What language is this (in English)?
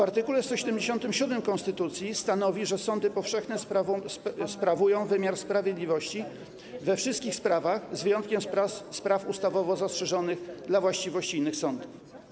Polish